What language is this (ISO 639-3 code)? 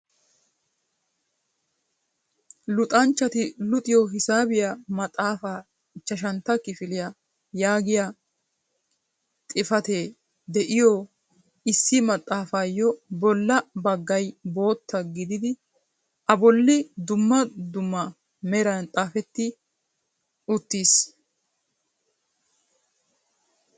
wal